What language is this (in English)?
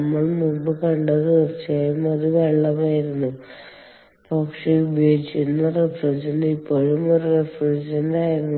Malayalam